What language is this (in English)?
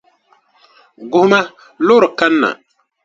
Dagbani